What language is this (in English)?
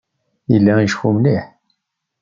Kabyle